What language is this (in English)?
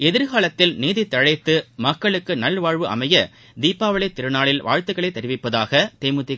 Tamil